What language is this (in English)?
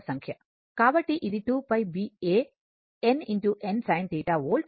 Telugu